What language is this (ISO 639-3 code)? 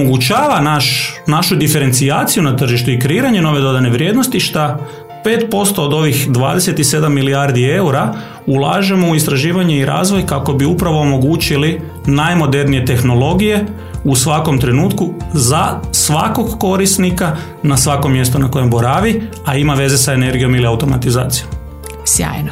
hrv